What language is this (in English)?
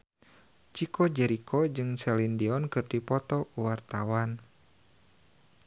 Sundanese